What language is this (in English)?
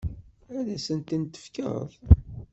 Kabyle